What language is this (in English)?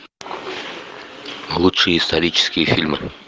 Russian